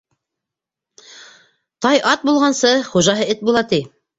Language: Bashkir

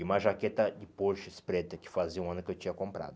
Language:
Portuguese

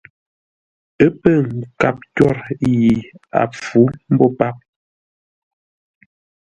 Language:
Ngombale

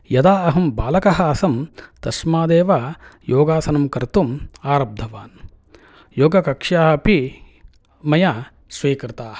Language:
Sanskrit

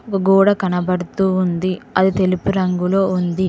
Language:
Telugu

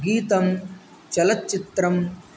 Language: Sanskrit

